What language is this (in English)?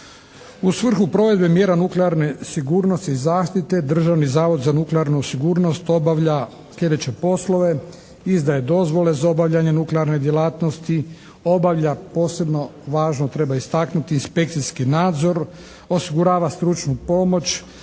Croatian